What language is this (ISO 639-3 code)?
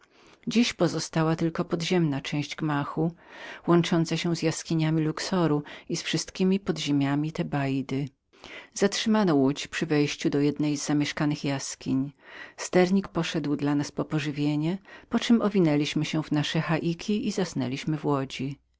pol